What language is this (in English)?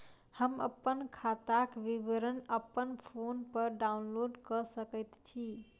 Maithili